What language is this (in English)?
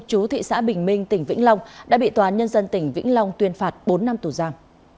Vietnamese